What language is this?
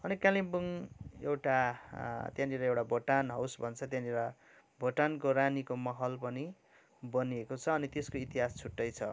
Nepali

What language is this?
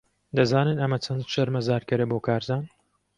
Central Kurdish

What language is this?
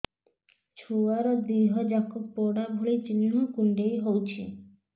Odia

